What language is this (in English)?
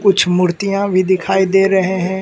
Hindi